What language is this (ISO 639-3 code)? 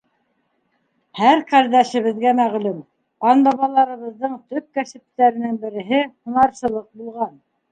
bak